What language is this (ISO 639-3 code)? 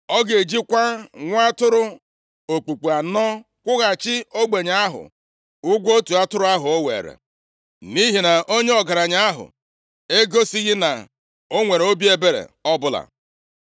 ibo